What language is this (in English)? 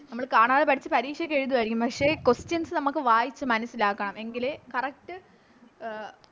Malayalam